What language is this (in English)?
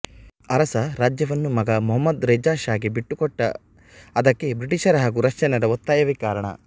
Kannada